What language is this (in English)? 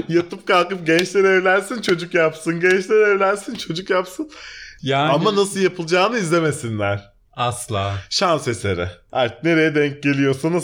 Turkish